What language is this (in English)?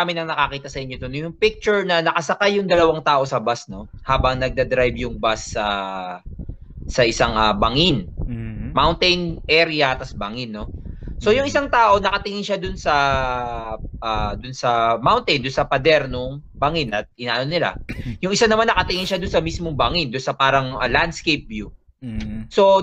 Filipino